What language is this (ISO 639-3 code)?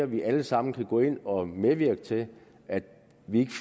dan